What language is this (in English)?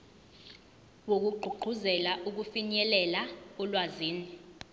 Zulu